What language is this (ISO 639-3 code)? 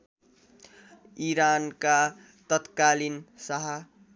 nep